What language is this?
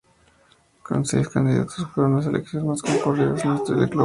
Spanish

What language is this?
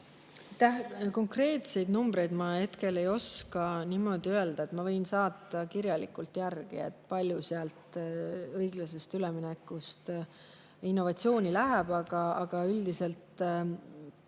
Estonian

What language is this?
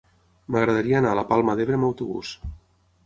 Catalan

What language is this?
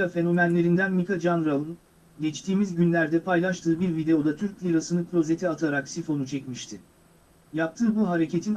Turkish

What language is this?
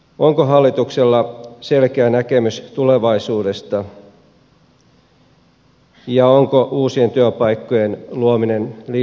Finnish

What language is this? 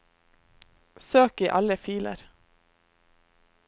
Norwegian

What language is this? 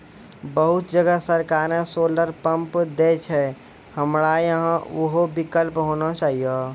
Maithili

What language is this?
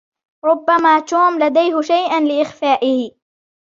Arabic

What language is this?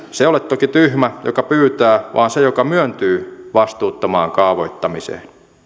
Finnish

